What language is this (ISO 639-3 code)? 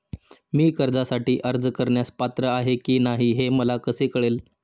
mar